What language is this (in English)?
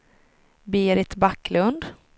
Swedish